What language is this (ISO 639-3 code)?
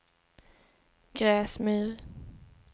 swe